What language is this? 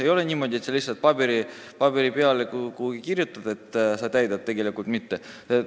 Estonian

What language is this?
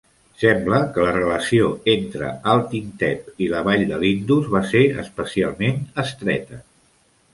Catalan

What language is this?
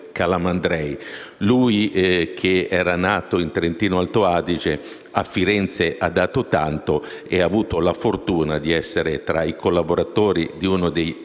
Italian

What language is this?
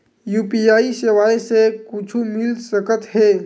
Chhattisgarhi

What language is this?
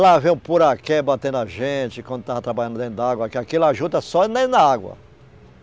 Portuguese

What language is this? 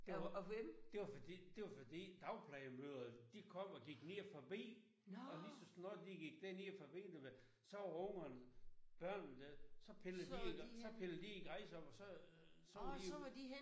Danish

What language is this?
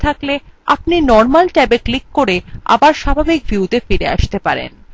Bangla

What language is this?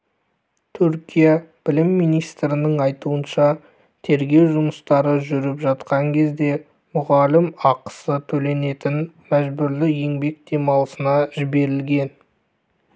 Kazakh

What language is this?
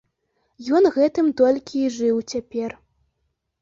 Belarusian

